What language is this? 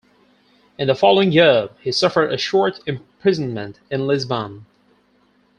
English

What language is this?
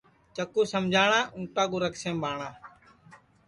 Sansi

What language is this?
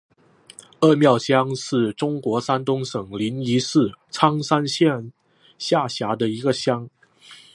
Chinese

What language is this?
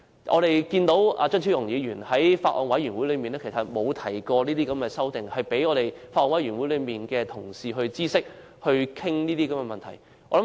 Cantonese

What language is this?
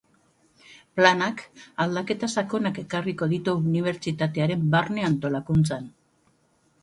Basque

